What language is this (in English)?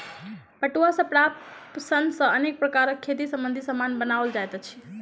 Maithili